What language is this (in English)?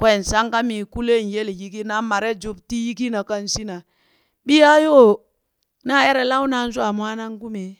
Burak